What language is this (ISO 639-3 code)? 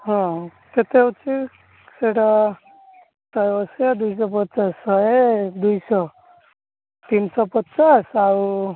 ori